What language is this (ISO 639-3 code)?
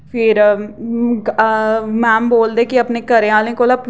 doi